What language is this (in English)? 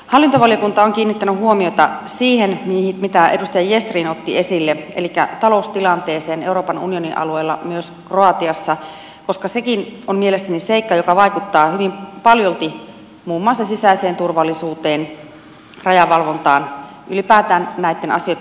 Finnish